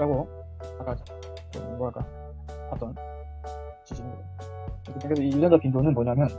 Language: Korean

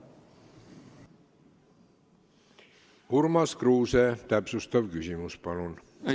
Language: Estonian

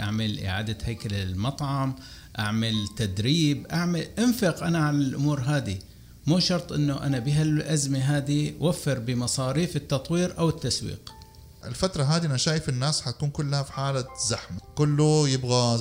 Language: Arabic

